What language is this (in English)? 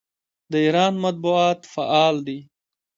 Pashto